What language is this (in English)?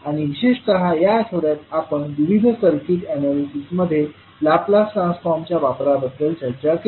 Marathi